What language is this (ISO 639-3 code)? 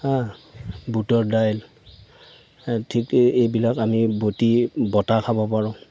asm